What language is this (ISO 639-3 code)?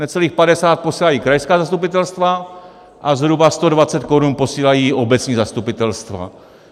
ces